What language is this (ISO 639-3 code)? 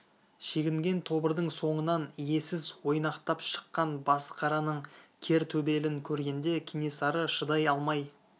kaz